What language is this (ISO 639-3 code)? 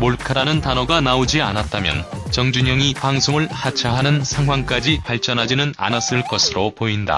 kor